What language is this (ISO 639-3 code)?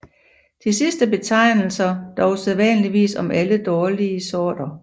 dan